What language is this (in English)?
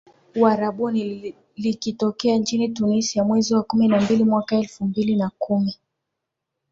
Swahili